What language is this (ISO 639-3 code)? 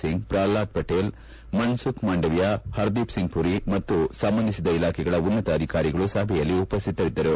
kan